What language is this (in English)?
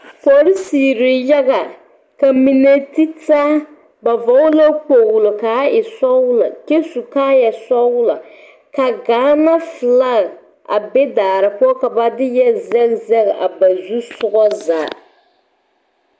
Southern Dagaare